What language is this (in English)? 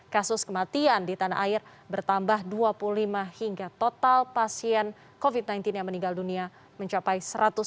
Indonesian